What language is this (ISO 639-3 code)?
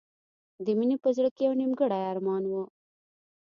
pus